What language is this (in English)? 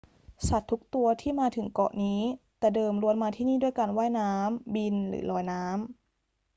Thai